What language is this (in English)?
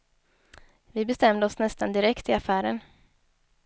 Swedish